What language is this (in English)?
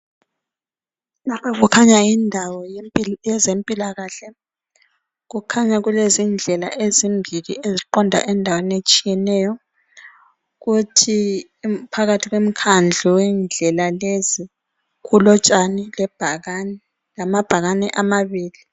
North Ndebele